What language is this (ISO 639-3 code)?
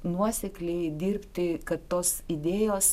lit